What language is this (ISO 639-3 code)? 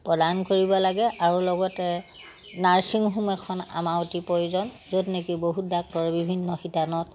asm